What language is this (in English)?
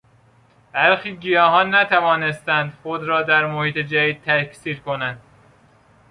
Persian